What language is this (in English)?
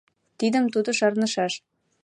Mari